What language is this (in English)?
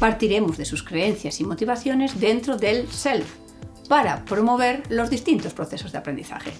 Spanish